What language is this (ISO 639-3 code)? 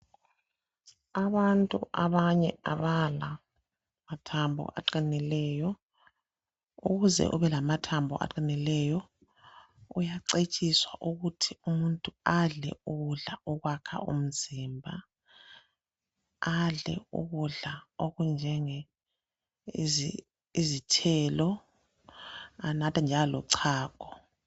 nde